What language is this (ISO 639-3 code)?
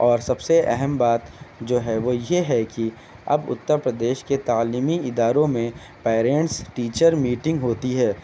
urd